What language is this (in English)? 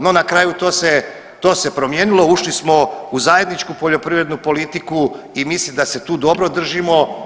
Croatian